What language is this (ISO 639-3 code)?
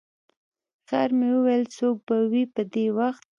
pus